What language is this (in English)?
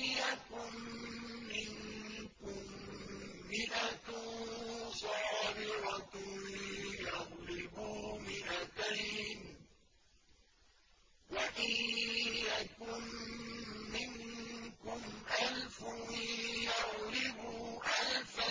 Arabic